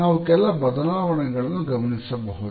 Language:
Kannada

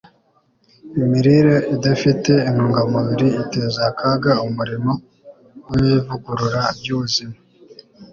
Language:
Kinyarwanda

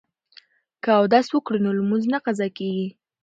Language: Pashto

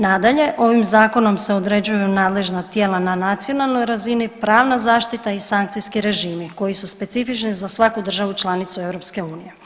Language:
Croatian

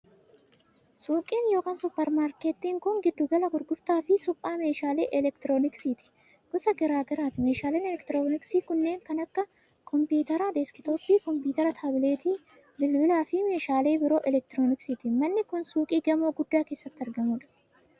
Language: Oromo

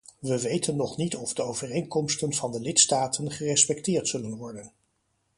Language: Dutch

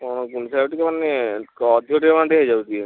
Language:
Odia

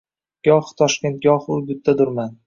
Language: Uzbek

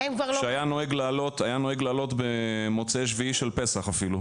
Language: Hebrew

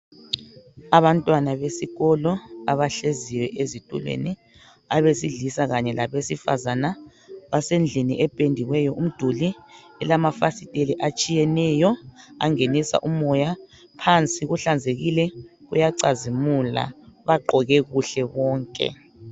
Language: North Ndebele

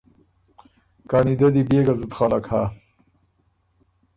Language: Ormuri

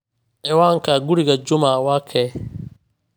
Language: Somali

